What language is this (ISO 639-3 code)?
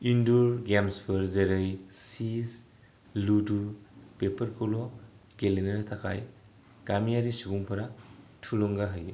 brx